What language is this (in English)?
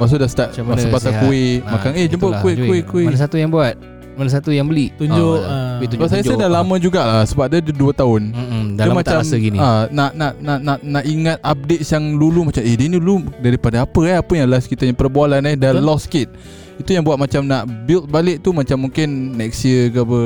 Malay